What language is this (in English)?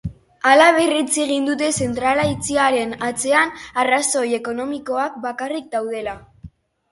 Basque